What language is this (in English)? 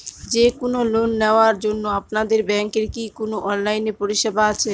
Bangla